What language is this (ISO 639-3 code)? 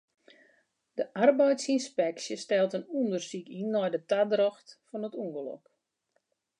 fry